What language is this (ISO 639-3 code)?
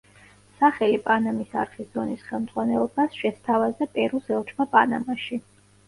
kat